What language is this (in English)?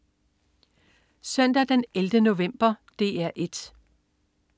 Danish